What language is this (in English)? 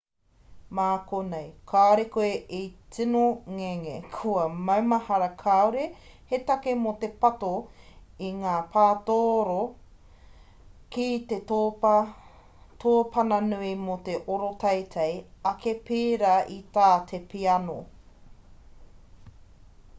Māori